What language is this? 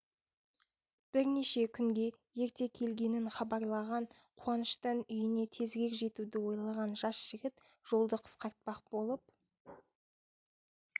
Kazakh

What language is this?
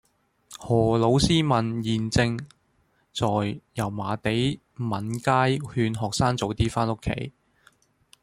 Cantonese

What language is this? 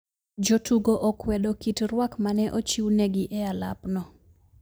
Luo (Kenya and Tanzania)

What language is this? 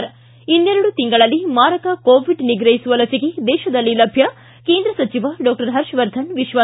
Kannada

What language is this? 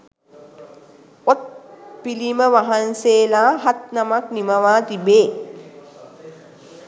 Sinhala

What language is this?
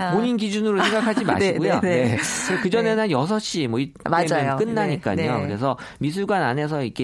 Korean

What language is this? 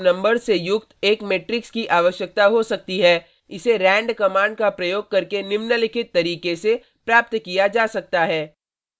Hindi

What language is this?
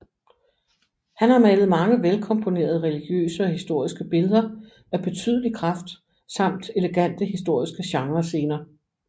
Danish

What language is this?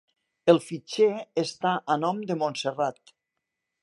Catalan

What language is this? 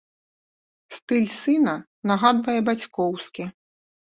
Belarusian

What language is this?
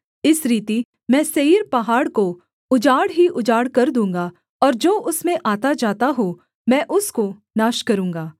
Hindi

